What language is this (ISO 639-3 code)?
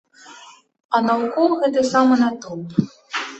bel